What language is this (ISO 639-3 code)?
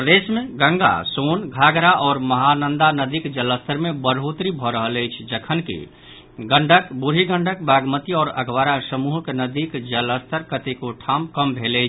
mai